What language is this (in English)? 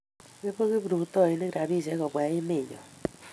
Kalenjin